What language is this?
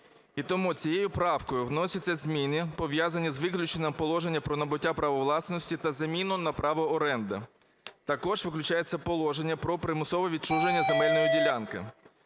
Ukrainian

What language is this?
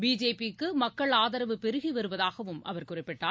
Tamil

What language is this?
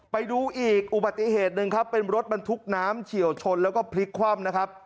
Thai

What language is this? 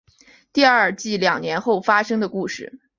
Chinese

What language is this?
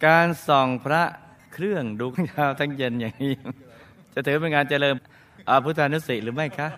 Thai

